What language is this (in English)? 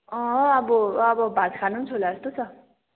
Nepali